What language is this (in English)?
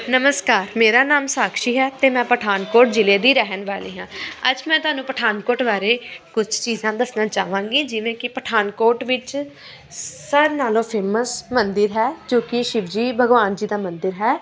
Punjabi